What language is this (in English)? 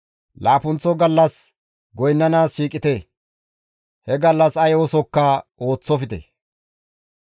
Gamo